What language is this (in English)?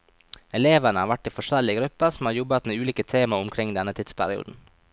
Norwegian